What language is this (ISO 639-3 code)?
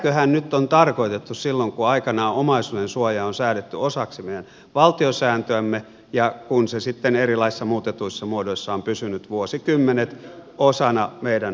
fin